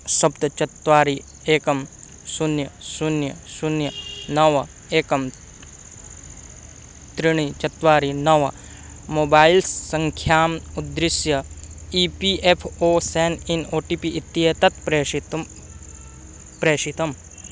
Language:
Sanskrit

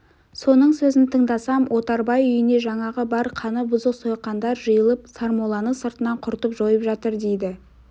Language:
Kazakh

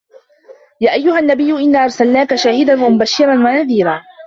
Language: Arabic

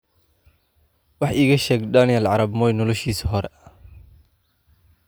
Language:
Somali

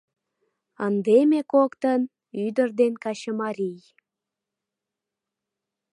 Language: Mari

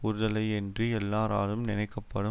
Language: Tamil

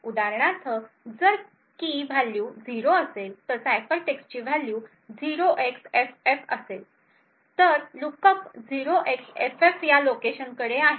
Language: Marathi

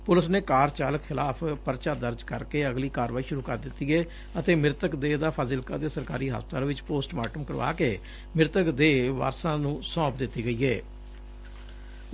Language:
Punjabi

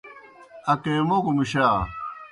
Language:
Kohistani Shina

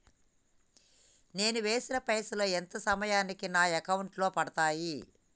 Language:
Telugu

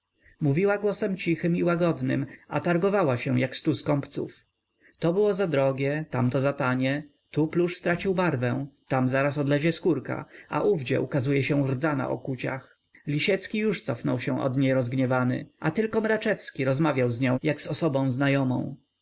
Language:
Polish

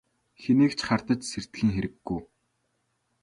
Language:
Mongolian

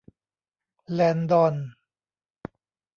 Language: Thai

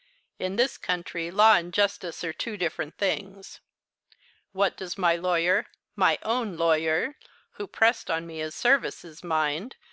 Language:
English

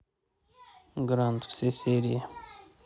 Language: Russian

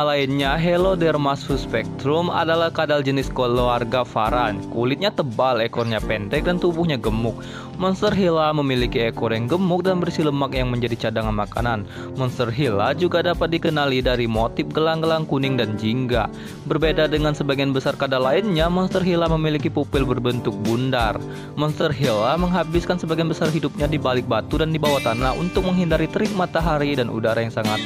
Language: Indonesian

